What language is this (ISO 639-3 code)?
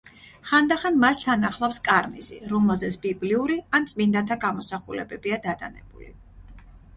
kat